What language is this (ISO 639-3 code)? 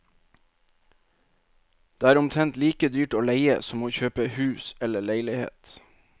nor